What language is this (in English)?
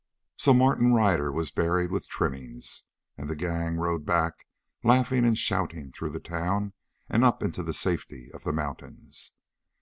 English